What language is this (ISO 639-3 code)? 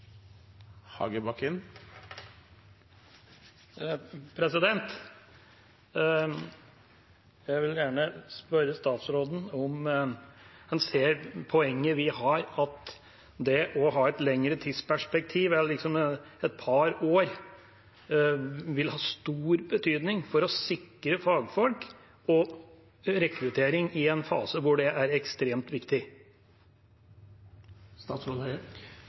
nor